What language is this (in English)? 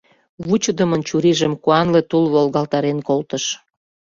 Mari